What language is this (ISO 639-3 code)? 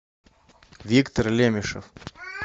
rus